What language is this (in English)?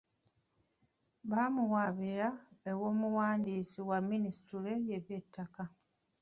Ganda